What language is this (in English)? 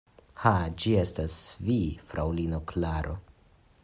Esperanto